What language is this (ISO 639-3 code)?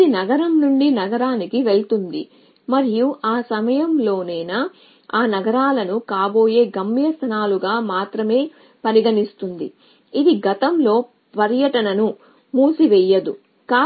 tel